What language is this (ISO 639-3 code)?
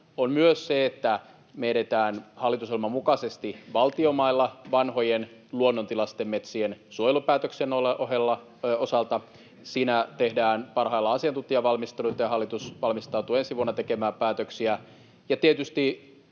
fin